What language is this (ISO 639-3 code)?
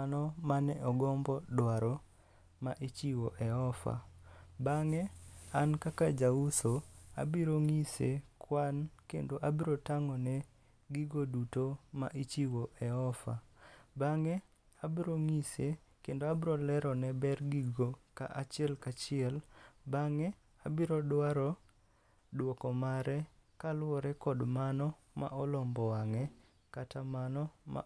luo